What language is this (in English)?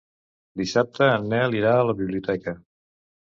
Catalan